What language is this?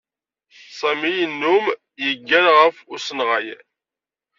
Kabyle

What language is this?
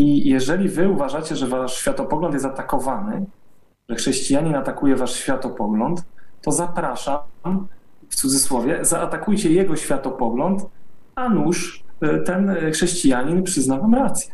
Polish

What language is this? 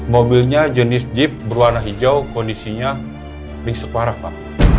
Indonesian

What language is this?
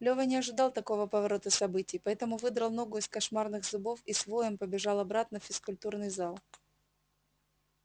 Russian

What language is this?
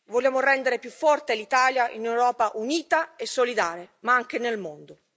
Italian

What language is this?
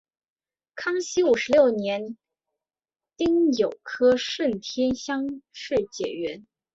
Chinese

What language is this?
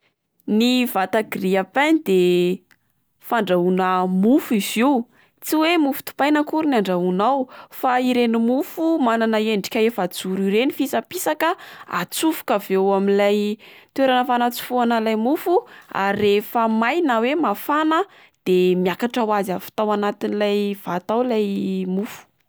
Malagasy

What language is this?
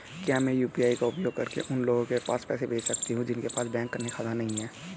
Hindi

